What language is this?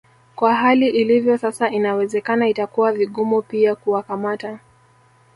Swahili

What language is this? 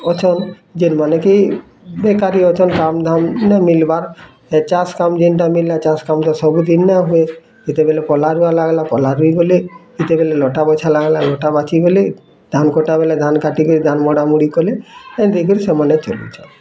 Odia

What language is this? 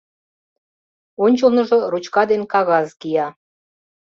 Mari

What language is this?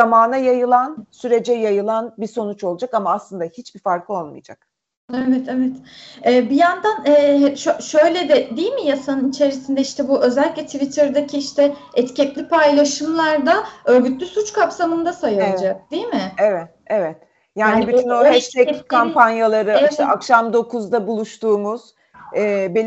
Turkish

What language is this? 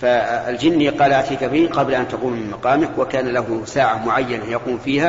Arabic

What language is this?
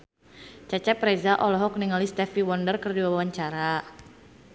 Sundanese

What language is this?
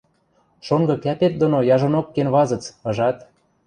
Western Mari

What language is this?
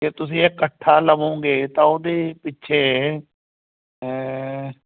Punjabi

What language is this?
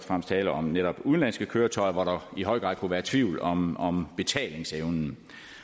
Danish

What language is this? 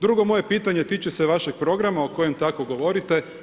Croatian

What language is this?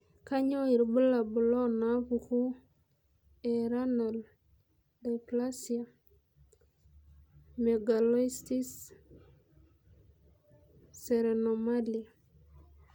Masai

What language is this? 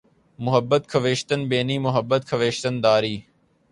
Urdu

